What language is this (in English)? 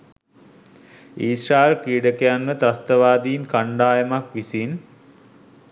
Sinhala